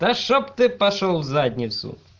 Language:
Russian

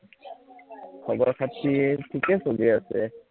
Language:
Assamese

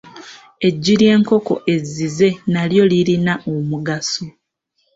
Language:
Ganda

